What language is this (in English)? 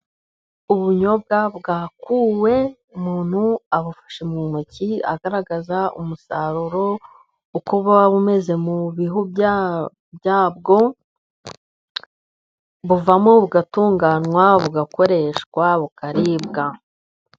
Kinyarwanda